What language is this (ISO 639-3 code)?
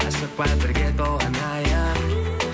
kaz